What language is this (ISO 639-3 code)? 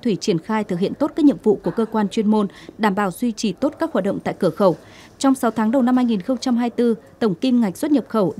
vie